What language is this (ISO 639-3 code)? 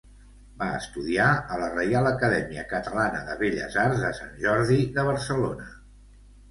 cat